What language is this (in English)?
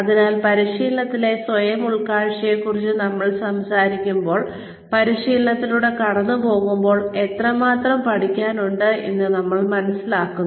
Malayalam